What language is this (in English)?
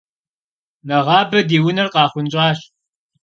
Kabardian